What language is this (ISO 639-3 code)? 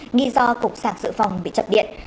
vie